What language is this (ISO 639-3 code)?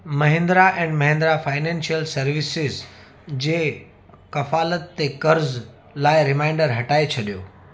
snd